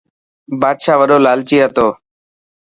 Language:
Dhatki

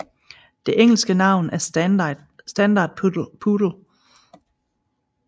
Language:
Danish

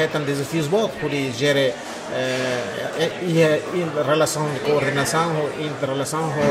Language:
Portuguese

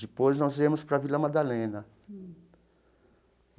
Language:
Portuguese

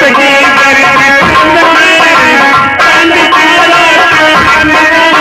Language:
Hindi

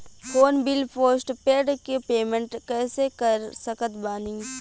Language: Bhojpuri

